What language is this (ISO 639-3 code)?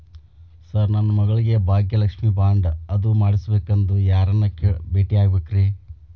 kan